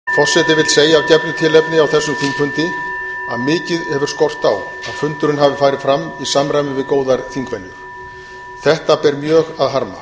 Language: Icelandic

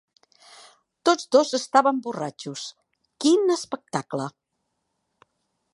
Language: Catalan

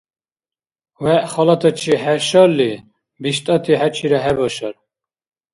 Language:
Dargwa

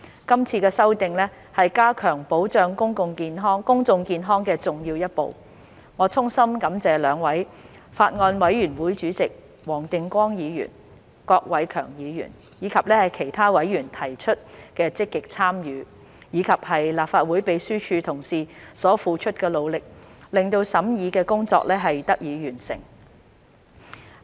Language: Cantonese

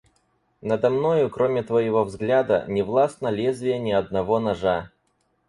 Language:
Russian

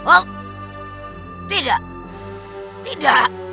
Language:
Indonesian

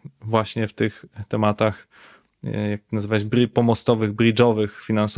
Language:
Polish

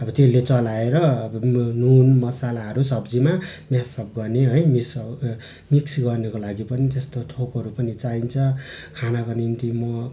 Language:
Nepali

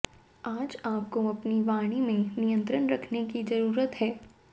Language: Hindi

